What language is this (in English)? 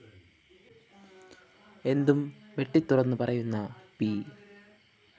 Malayalam